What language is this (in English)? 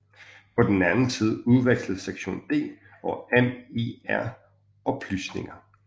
Danish